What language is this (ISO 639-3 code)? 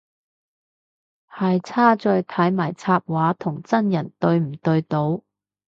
yue